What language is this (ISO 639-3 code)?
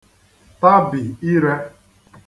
ibo